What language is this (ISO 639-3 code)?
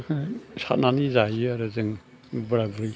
brx